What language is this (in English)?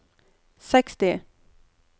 Norwegian